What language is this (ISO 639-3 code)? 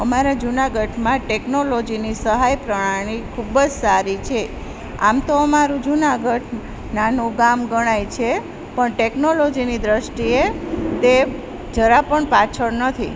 guj